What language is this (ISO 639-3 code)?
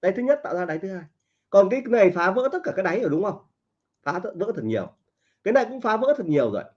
vie